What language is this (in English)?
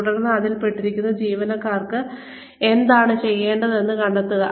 Malayalam